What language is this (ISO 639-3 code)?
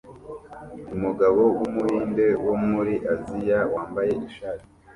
kin